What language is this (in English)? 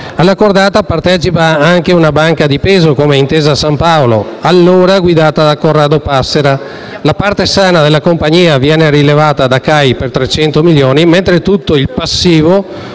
Italian